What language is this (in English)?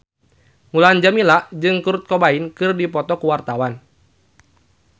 Sundanese